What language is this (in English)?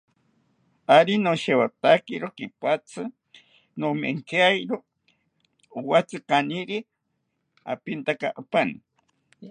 South Ucayali Ashéninka